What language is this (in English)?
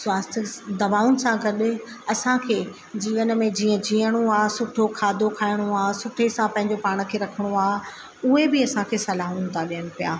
Sindhi